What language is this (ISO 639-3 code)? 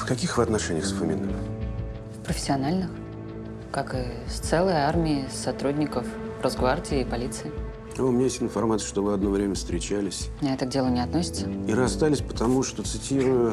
rus